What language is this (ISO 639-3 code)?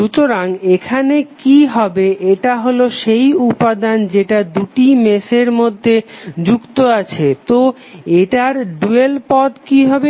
ben